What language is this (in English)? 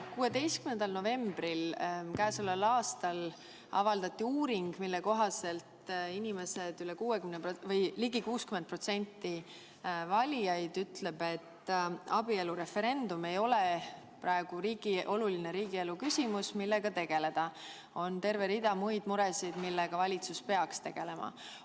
Estonian